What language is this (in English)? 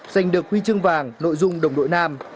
Vietnamese